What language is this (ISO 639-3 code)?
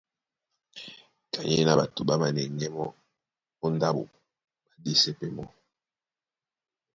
dua